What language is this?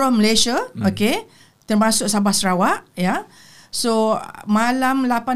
Malay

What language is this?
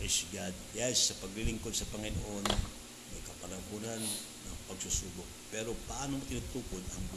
Filipino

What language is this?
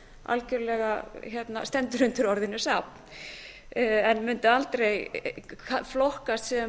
Icelandic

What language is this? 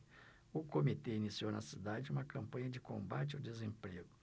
Portuguese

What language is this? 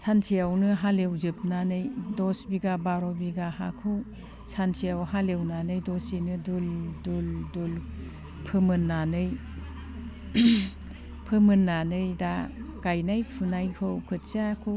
Bodo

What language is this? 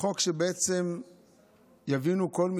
Hebrew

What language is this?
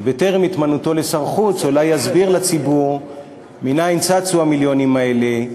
Hebrew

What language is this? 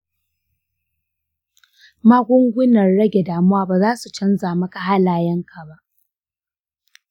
Hausa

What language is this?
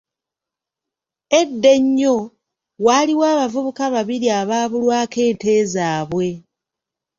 Ganda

